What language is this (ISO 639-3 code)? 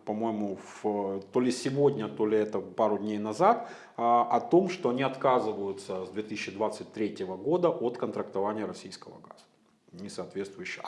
rus